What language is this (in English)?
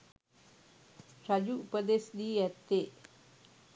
Sinhala